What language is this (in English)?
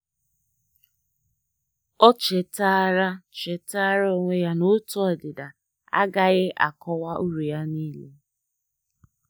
Igbo